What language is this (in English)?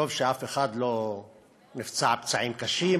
Hebrew